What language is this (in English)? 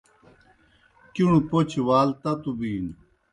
Kohistani Shina